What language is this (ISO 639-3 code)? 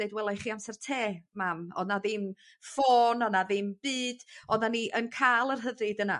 cym